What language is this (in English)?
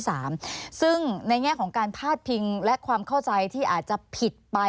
Thai